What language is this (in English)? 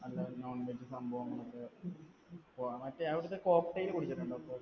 Malayalam